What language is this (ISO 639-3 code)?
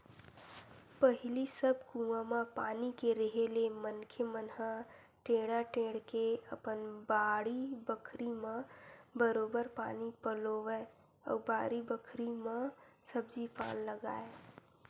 hne